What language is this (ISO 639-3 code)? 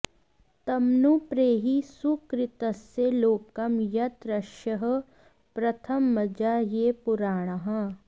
san